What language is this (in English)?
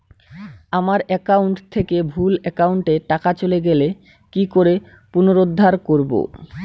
Bangla